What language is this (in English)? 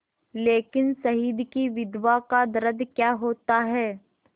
Hindi